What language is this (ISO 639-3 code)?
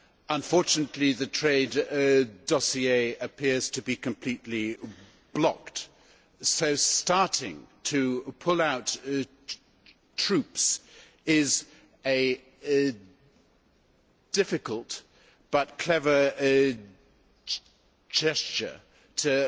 eng